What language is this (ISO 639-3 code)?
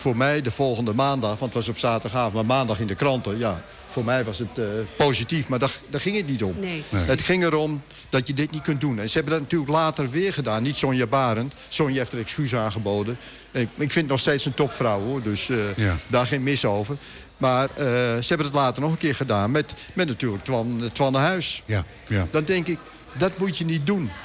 nld